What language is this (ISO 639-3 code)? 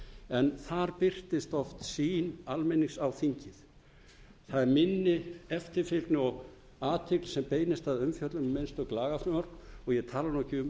isl